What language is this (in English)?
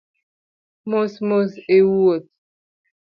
Luo (Kenya and Tanzania)